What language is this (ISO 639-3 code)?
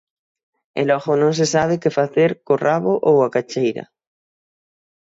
glg